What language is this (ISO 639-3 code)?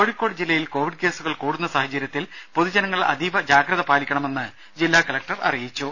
mal